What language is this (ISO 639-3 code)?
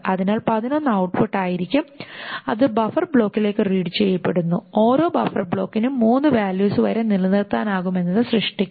mal